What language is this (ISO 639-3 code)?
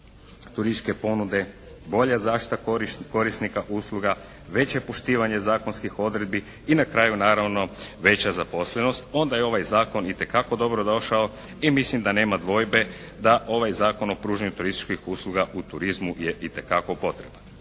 hrv